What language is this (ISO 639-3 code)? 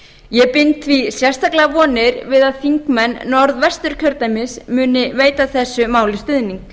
isl